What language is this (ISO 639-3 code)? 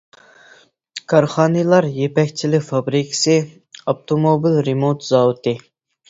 uig